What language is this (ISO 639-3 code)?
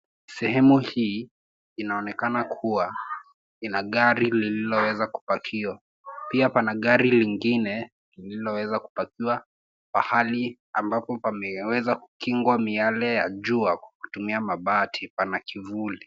swa